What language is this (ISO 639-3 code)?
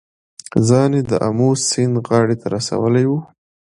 pus